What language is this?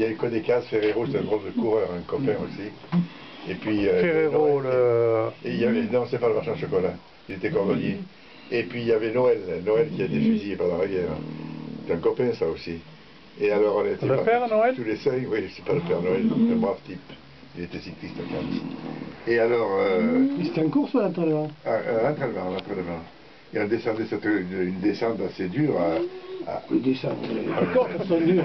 French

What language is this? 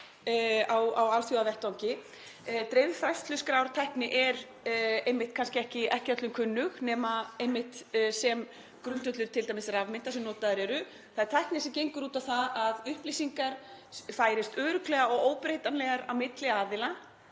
Icelandic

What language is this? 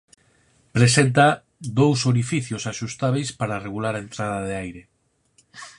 Galician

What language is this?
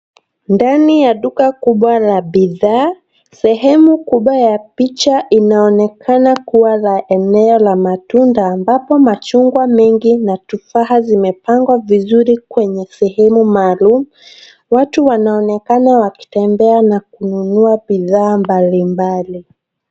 Swahili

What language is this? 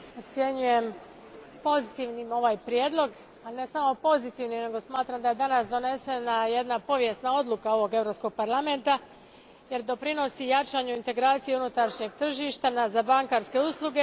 Croatian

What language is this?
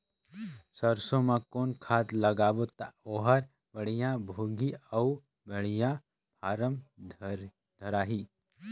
Chhattisgarhi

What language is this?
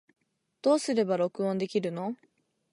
Japanese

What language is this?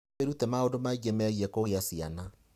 Kikuyu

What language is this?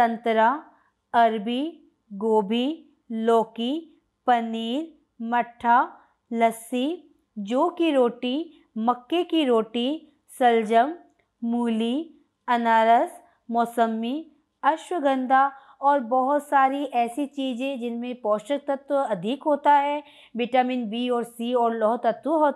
Hindi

